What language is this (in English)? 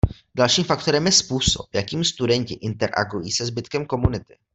Czech